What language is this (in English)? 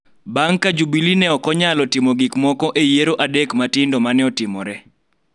Luo (Kenya and Tanzania)